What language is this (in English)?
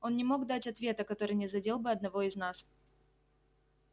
Russian